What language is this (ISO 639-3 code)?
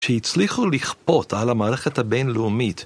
heb